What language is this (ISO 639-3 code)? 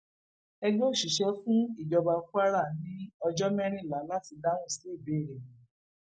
yor